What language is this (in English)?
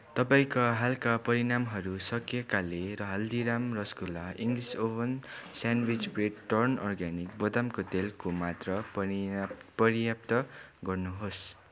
Nepali